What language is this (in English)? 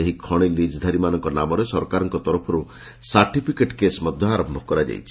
Odia